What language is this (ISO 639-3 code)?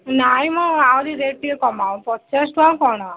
ori